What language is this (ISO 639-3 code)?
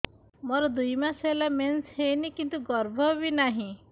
ori